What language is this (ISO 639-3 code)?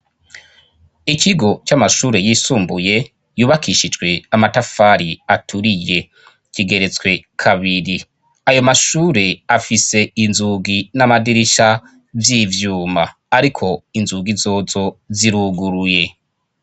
run